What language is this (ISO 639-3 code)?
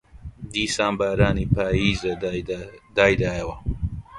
ckb